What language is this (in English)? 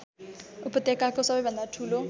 Nepali